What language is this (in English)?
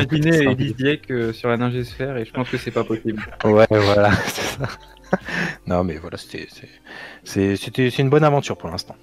French